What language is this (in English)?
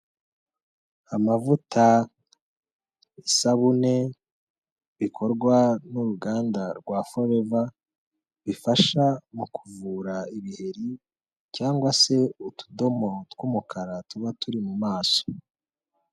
Kinyarwanda